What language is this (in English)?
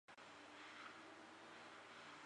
Chinese